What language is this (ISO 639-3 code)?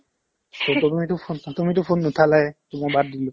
asm